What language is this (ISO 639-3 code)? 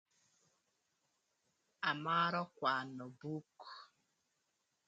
lth